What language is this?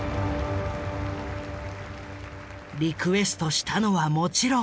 Japanese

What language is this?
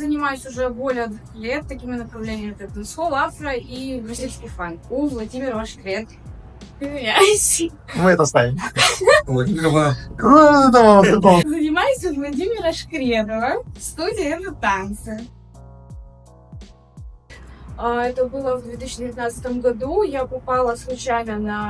Russian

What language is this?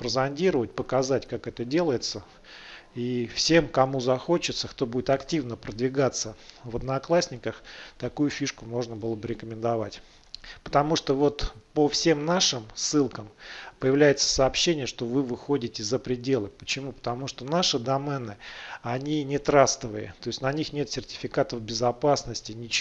Russian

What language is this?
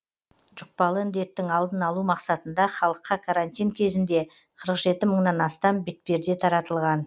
Kazakh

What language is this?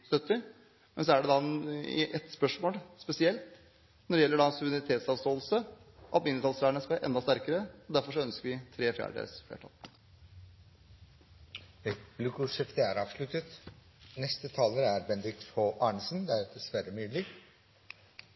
Norwegian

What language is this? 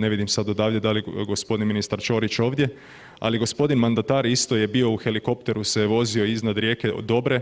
Croatian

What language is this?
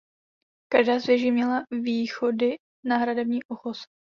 Czech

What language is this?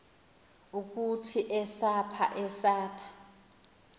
Xhosa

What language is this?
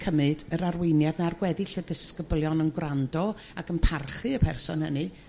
Welsh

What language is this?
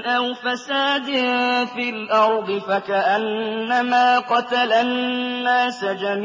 Arabic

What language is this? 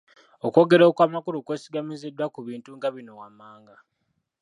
Ganda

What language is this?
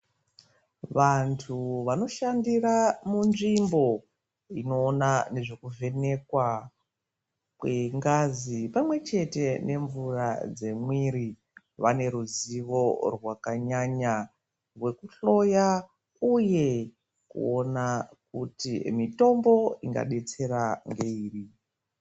Ndau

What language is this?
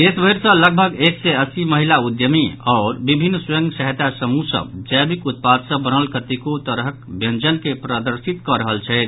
Maithili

